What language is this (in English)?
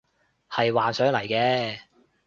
Cantonese